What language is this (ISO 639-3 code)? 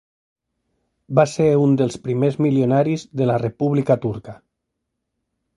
cat